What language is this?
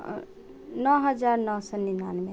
Maithili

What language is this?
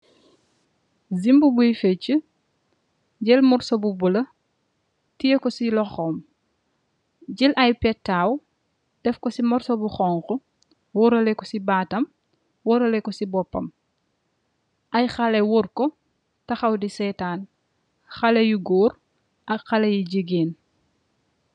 Wolof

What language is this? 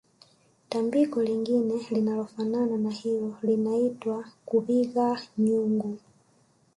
Swahili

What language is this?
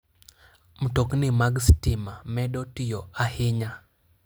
Luo (Kenya and Tanzania)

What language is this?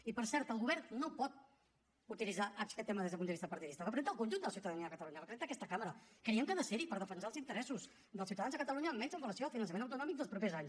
Catalan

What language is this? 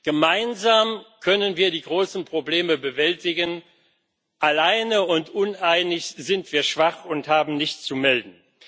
German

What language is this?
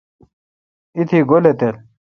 Kalkoti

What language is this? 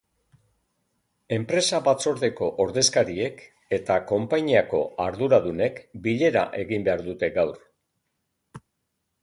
Basque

